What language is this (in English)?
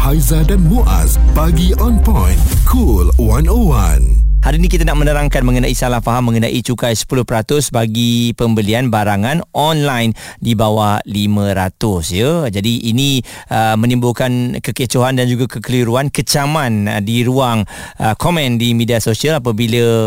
Malay